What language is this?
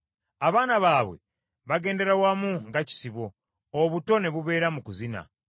Ganda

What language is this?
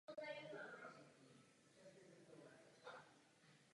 Czech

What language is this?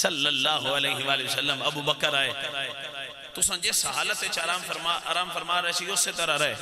Arabic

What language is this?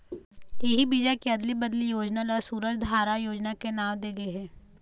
Chhattisgarhi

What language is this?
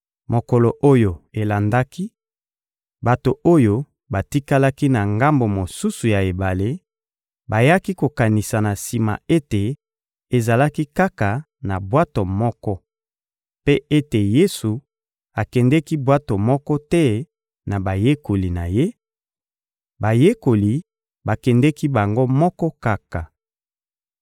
Lingala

